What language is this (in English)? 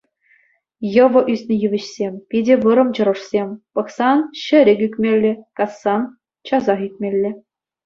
Chuvash